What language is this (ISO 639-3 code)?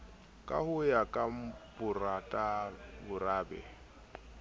sot